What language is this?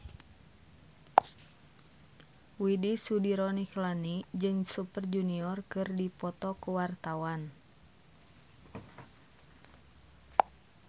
Sundanese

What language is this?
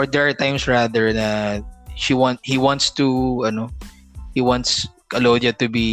Filipino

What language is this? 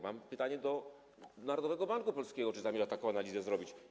Polish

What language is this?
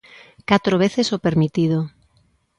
Galician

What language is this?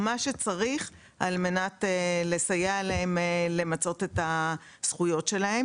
Hebrew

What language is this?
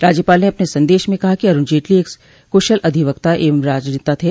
Hindi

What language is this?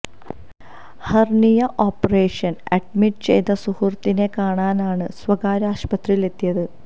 Malayalam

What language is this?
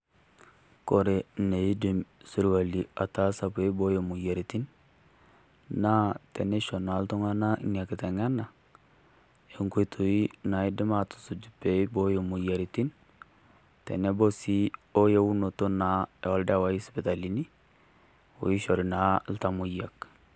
Masai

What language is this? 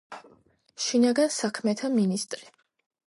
Georgian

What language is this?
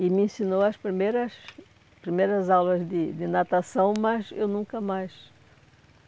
Portuguese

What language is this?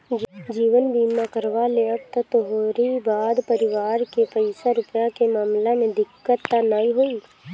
Bhojpuri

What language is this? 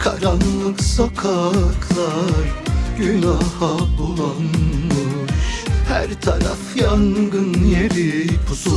Turkish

